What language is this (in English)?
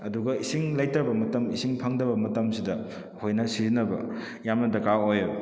Manipuri